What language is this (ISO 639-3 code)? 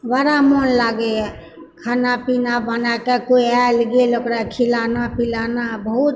mai